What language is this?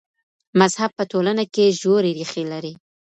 Pashto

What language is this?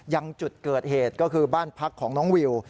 Thai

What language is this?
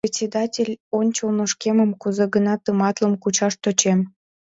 Mari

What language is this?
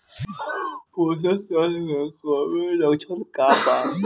Bhojpuri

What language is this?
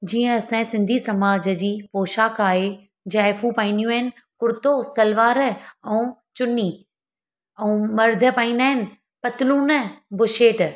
Sindhi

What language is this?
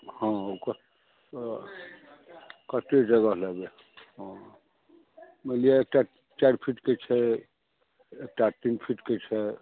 Maithili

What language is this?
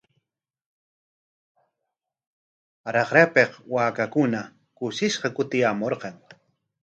Corongo Ancash Quechua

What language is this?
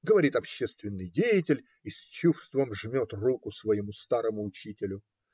Russian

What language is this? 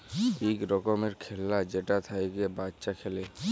Bangla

